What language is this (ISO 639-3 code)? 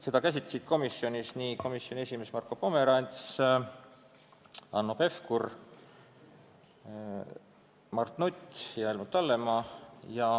est